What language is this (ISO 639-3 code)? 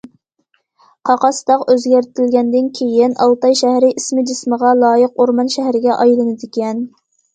uig